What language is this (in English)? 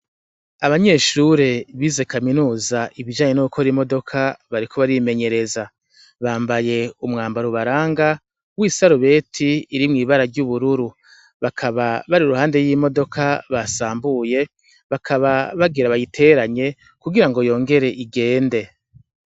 Rundi